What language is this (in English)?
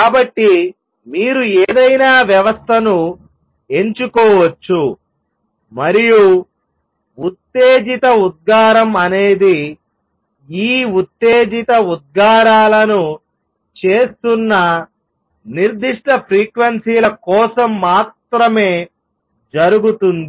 Telugu